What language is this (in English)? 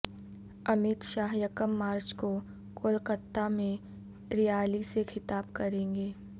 Urdu